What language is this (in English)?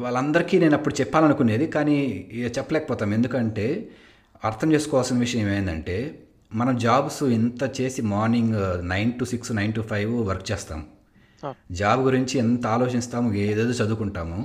Telugu